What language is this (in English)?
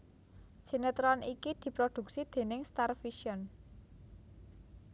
Javanese